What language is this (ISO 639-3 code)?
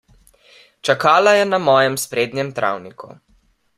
slv